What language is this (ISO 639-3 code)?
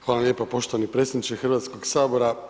hrv